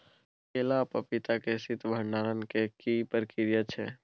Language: Maithili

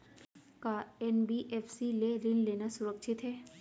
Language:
Chhattisgarhi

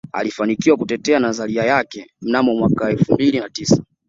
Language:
Swahili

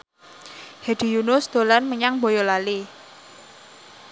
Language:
Javanese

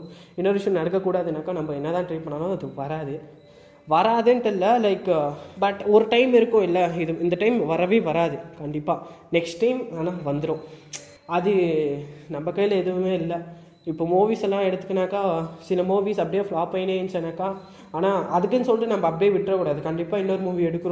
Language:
Tamil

